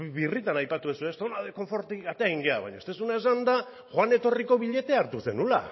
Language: Basque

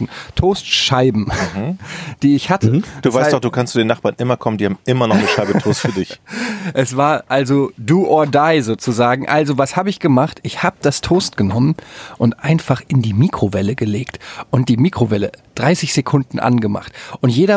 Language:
German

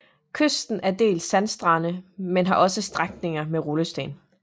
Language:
Danish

